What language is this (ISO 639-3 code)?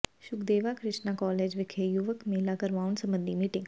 pan